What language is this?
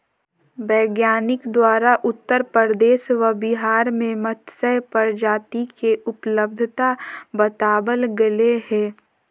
Magahi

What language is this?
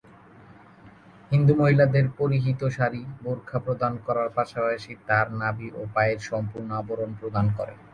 Bangla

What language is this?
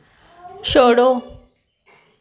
Dogri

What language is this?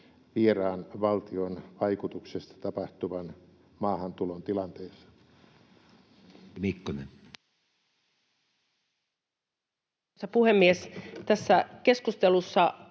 Finnish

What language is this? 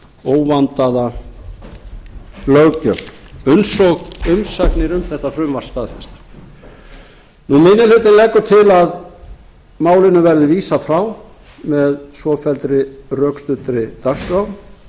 Icelandic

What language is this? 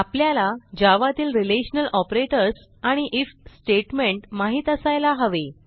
Marathi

